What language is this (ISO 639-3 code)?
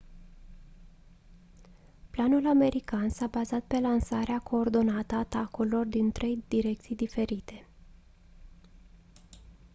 ron